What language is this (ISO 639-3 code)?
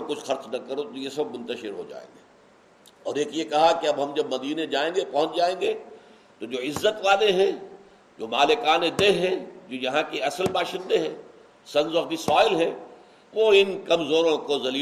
urd